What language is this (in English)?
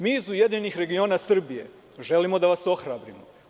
Serbian